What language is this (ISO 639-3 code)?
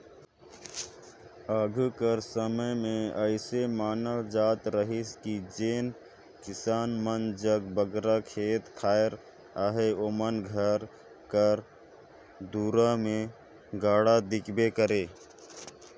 hne